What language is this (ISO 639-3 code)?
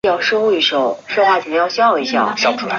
zho